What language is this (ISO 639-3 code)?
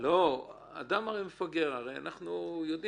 heb